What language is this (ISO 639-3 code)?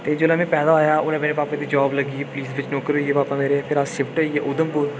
doi